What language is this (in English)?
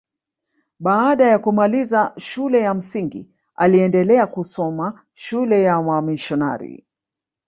Swahili